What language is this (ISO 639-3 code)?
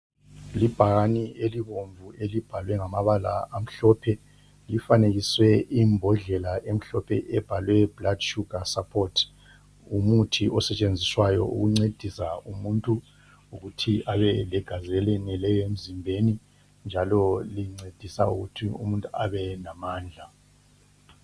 nde